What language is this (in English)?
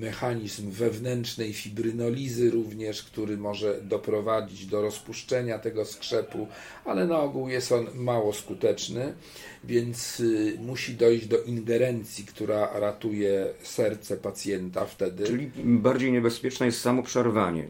Polish